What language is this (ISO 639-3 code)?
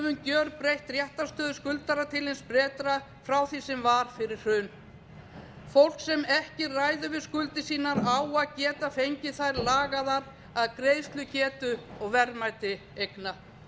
isl